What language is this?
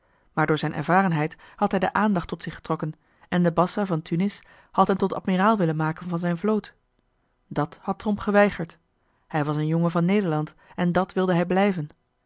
Dutch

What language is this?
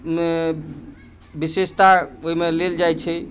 Maithili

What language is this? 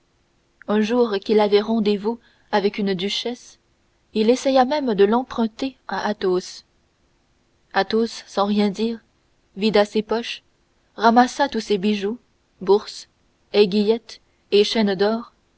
French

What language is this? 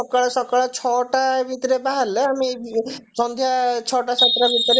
Odia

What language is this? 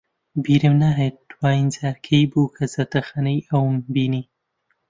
Central Kurdish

